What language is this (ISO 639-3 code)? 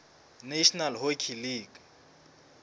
sot